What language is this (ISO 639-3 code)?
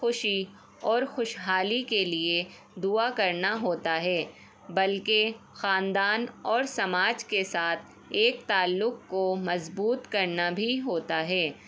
urd